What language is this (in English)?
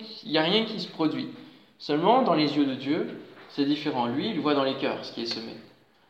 French